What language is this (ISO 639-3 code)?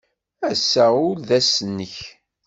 kab